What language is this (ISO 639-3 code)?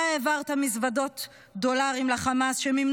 heb